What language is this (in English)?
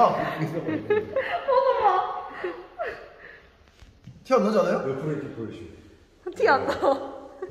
Korean